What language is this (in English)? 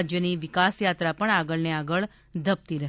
Gujarati